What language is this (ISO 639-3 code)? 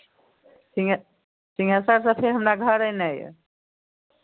mai